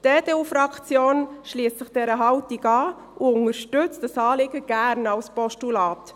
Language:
Swiss German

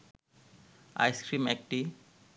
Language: Bangla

